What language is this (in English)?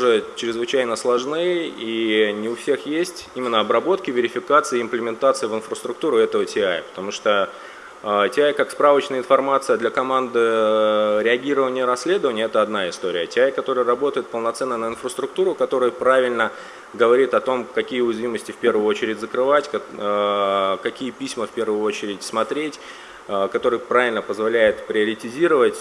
Russian